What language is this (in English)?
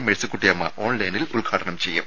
Malayalam